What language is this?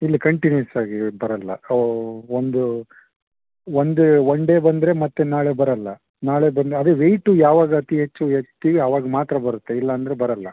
Kannada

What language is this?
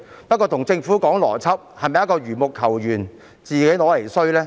Cantonese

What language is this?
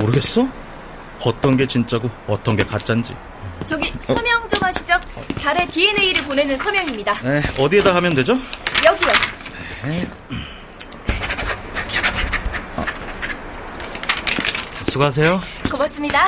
Korean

